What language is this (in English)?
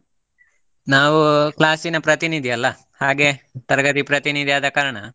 Kannada